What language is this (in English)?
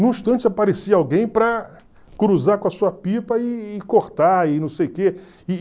Portuguese